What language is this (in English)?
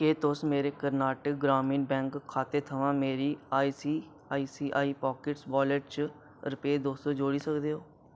Dogri